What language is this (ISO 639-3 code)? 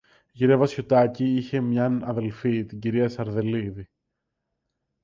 ell